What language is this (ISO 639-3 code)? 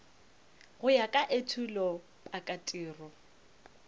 nso